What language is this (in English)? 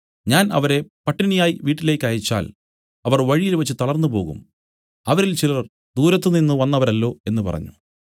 Malayalam